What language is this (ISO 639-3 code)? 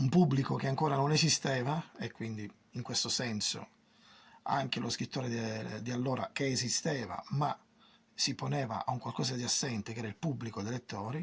ita